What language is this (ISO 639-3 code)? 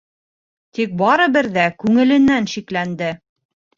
bak